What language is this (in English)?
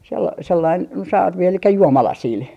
Finnish